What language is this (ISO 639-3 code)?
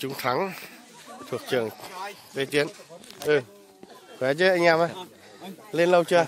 vie